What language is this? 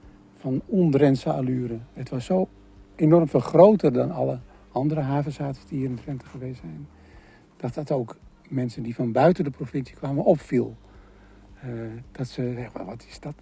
Dutch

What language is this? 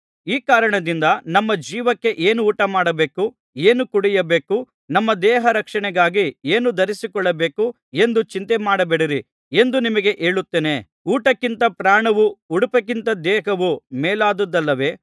Kannada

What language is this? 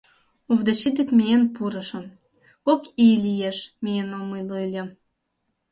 Mari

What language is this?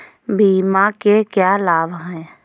Hindi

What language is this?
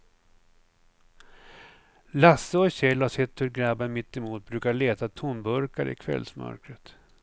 Swedish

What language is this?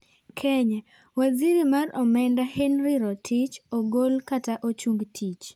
Luo (Kenya and Tanzania)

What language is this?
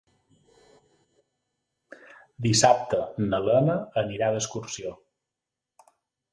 Catalan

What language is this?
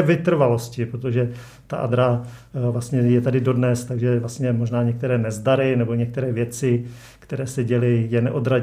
Czech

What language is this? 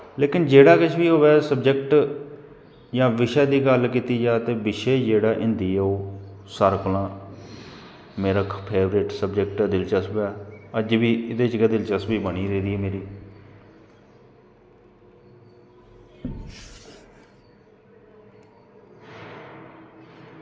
Dogri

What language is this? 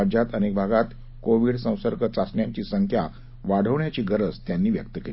Marathi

